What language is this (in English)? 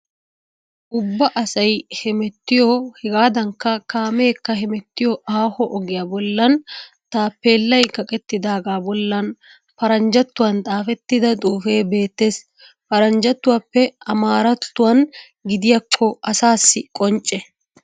Wolaytta